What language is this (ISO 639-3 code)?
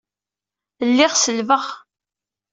kab